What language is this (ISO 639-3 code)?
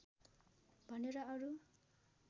nep